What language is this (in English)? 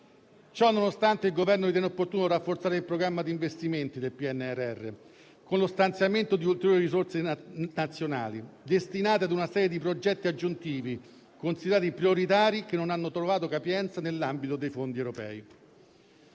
Italian